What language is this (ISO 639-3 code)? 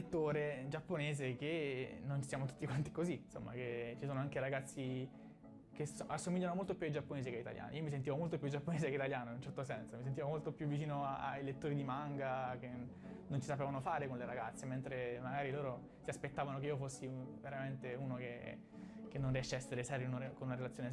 ita